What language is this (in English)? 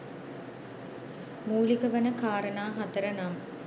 Sinhala